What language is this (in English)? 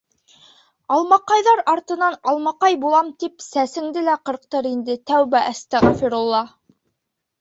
Bashkir